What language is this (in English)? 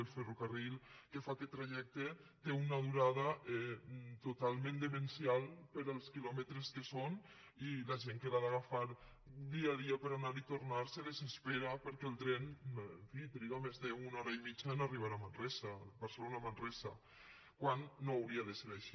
Catalan